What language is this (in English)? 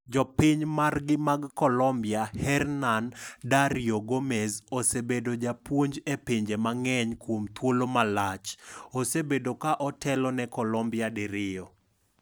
Luo (Kenya and Tanzania)